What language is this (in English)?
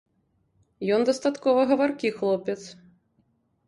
Belarusian